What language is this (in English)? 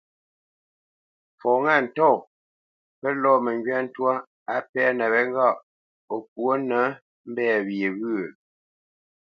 Bamenyam